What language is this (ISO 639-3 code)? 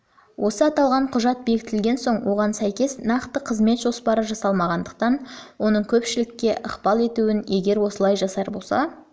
kaz